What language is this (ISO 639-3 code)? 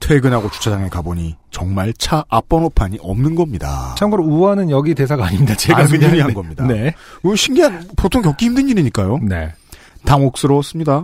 kor